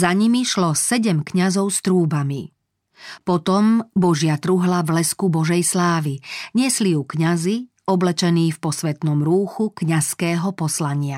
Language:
Slovak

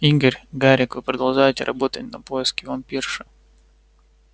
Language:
Russian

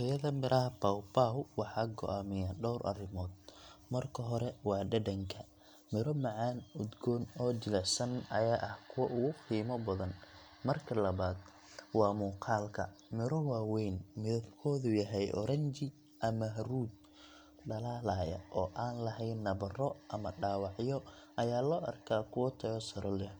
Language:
Somali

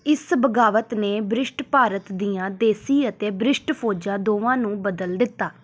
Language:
Punjabi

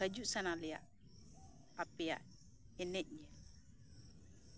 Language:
Santali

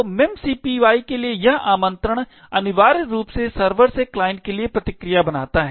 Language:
Hindi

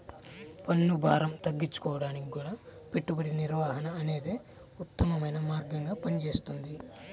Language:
Telugu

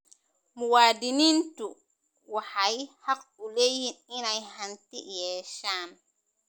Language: Somali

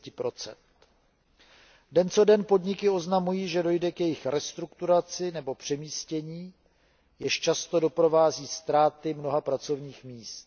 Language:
Czech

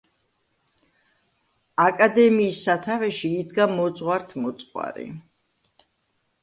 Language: Georgian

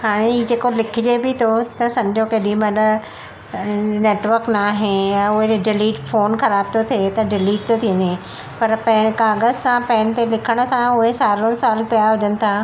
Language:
Sindhi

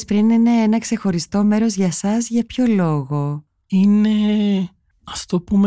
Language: Greek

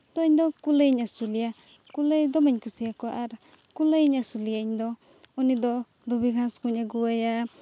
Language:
Santali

